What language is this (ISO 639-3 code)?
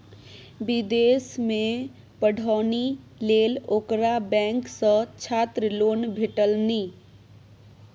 mai